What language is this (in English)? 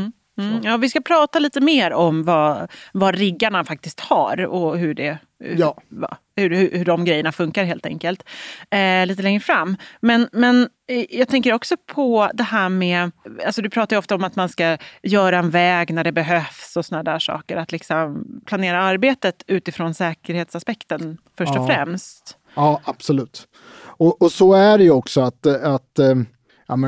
Swedish